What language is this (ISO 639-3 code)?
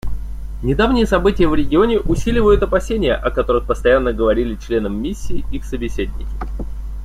rus